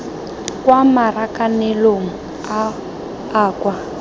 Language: Tswana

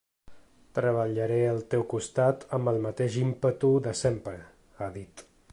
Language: Catalan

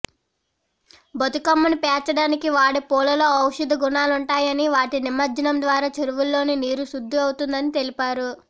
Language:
Telugu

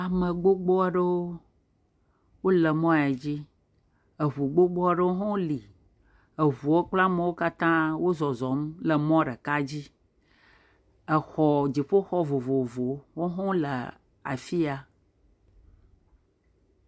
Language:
Ewe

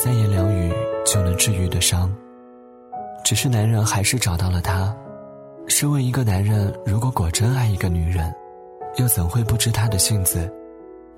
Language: Chinese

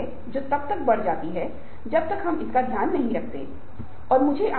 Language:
Hindi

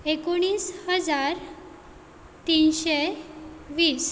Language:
Konkani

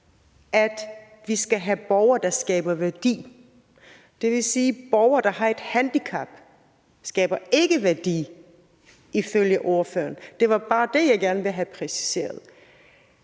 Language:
Danish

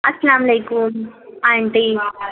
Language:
Urdu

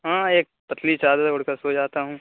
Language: Urdu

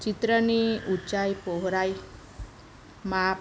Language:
Gujarati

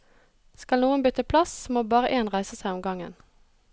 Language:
Norwegian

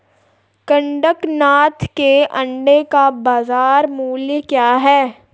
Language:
Hindi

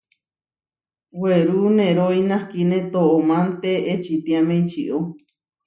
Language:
Huarijio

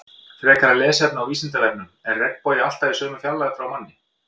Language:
Icelandic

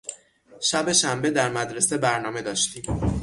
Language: Persian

